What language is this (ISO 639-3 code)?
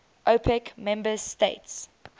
eng